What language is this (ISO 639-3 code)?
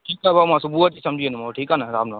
snd